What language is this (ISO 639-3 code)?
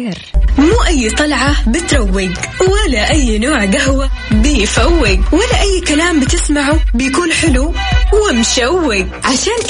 ara